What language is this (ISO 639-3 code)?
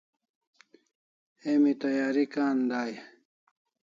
kls